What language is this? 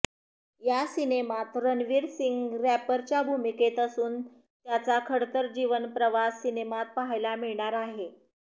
Marathi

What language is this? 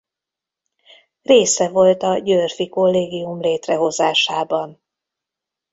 Hungarian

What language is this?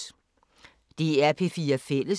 Danish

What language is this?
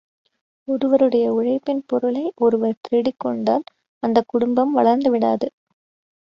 Tamil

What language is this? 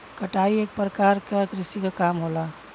Bhojpuri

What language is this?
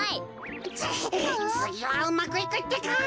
Japanese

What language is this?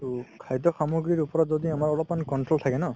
Assamese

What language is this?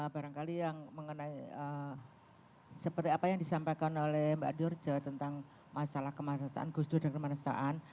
Indonesian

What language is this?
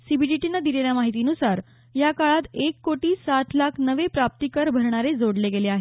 Marathi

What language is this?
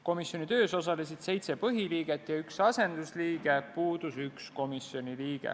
Estonian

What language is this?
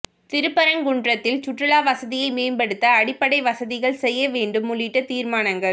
Tamil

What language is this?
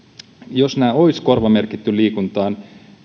Finnish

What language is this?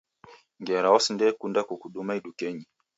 Taita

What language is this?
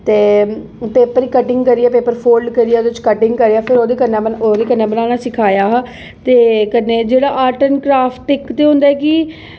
Dogri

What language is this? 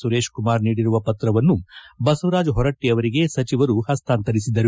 Kannada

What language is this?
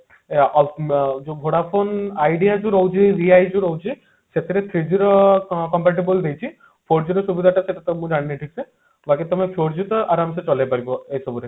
Odia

